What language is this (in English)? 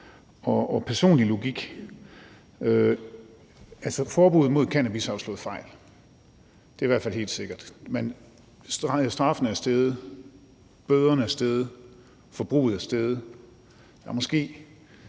Danish